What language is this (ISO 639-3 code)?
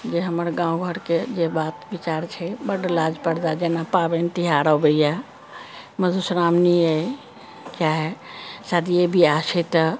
mai